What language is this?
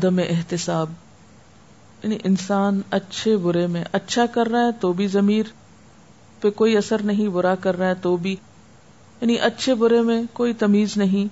Urdu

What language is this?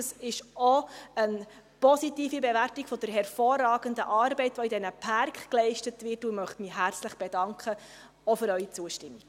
Swiss German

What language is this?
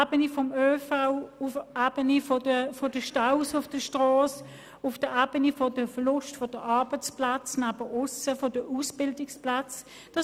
Swiss German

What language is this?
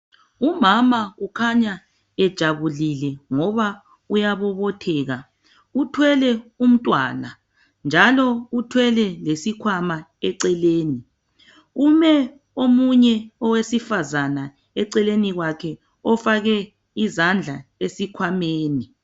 North Ndebele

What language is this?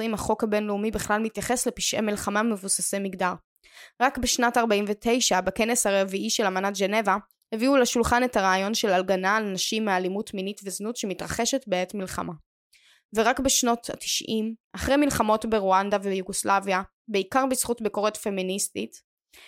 Hebrew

